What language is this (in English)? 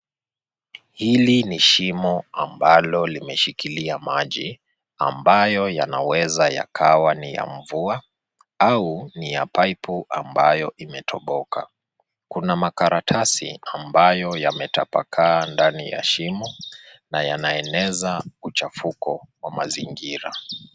Swahili